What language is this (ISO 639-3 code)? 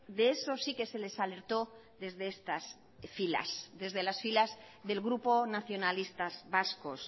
spa